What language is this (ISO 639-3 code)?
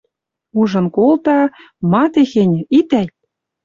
mrj